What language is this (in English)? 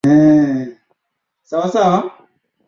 Swahili